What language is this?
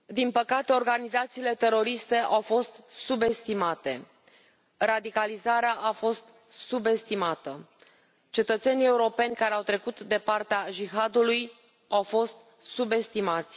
Romanian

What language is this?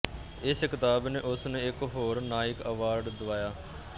Punjabi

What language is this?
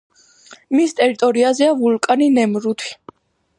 Georgian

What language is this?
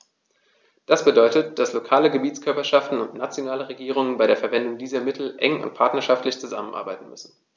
German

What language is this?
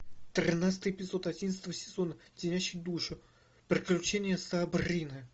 Russian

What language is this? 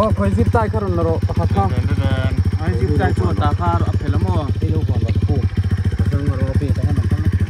Thai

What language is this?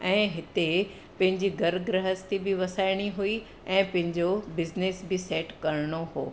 Sindhi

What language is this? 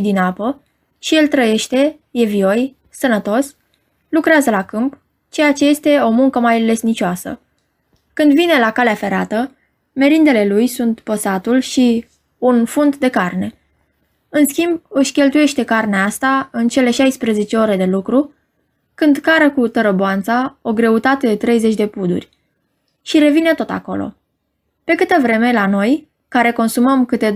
Romanian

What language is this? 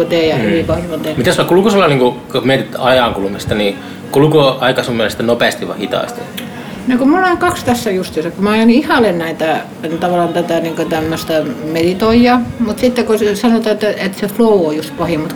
Finnish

